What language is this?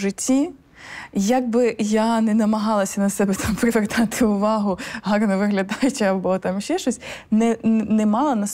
Ukrainian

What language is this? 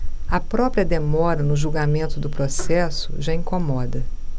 Portuguese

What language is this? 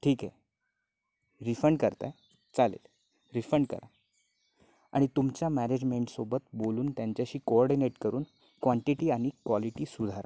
Marathi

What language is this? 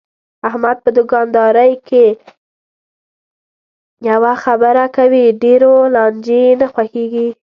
Pashto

